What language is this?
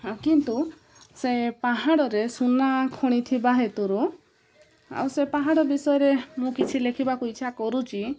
Odia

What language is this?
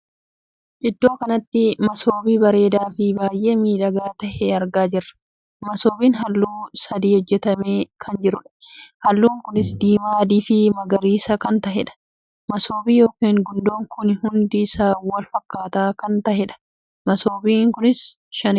Oromo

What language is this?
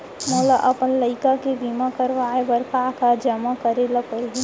Chhattisgarhi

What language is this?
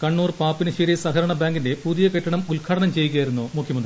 Malayalam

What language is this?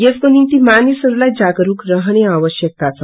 Nepali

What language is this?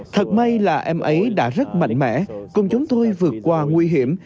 Vietnamese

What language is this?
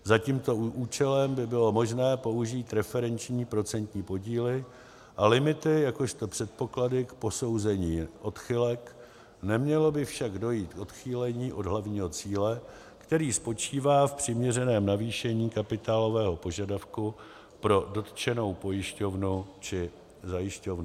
Czech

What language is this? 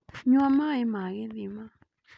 Kikuyu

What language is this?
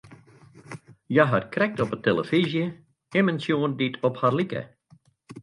Western Frisian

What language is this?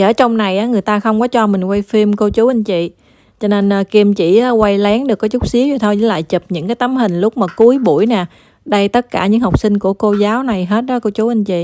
Vietnamese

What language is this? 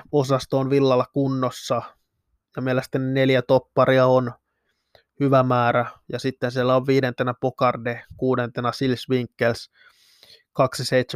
Finnish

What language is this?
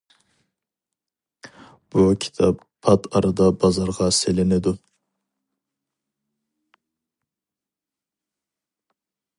Uyghur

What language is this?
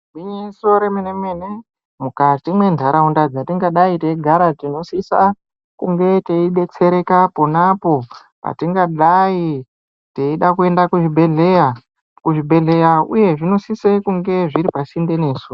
Ndau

